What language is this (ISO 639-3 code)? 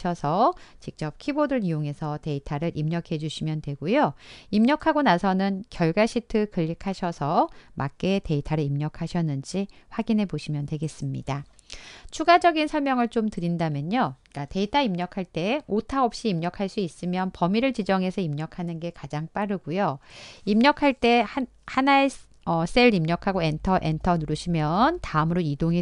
kor